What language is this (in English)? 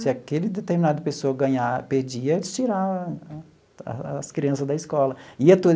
Portuguese